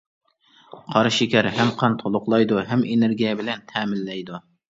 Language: Uyghur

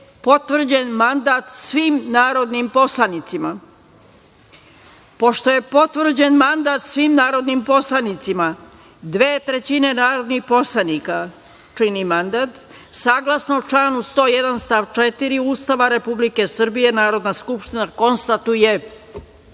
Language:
Serbian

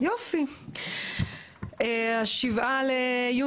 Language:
Hebrew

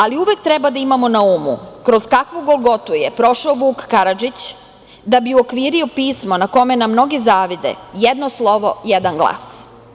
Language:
Serbian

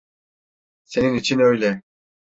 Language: Turkish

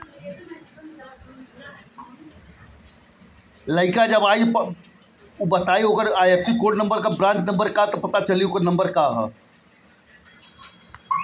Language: Bhojpuri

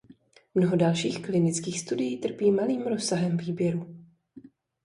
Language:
Czech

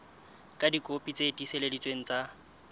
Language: Southern Sotho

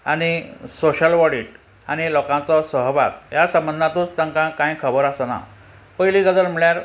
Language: Konkani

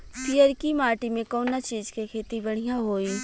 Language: Bhojpuri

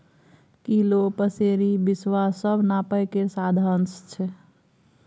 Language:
Maithili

